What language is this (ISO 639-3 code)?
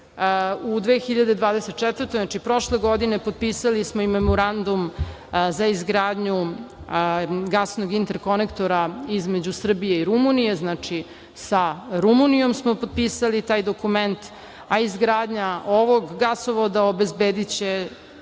srp